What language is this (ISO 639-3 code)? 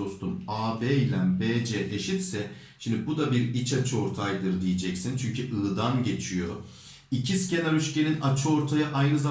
tur